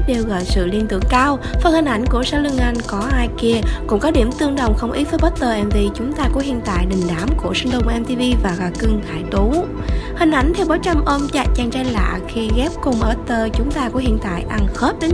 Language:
Vietnamese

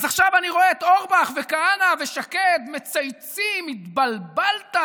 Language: Hebrew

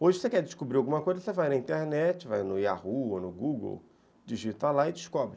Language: Portuguese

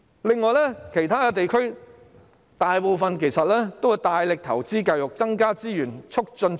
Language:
Cantonese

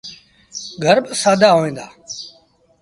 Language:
Sindhi Bhil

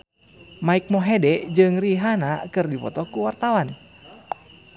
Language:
Sundanese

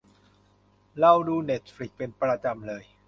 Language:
Thai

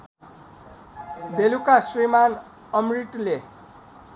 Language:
Nepali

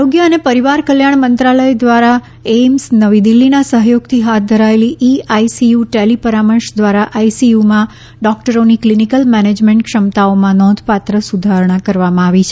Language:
Gujarati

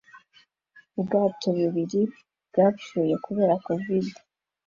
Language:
Kinyarwanda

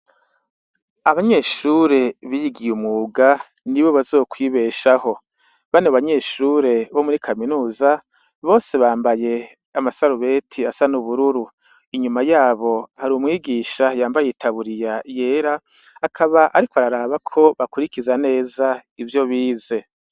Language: Rundi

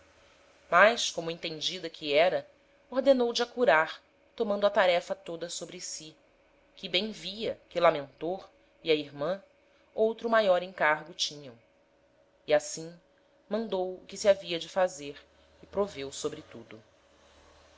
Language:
Portuguese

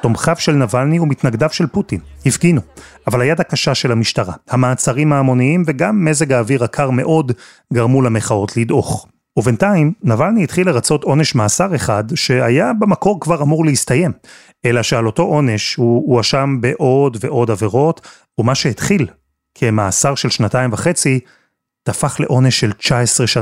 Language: Hebrew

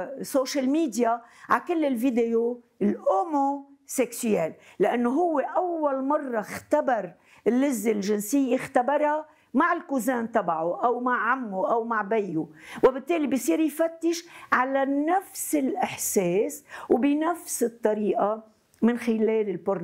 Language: Arabic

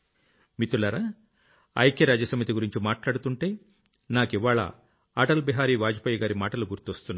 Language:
Telugu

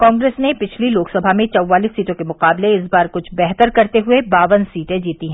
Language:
Hindi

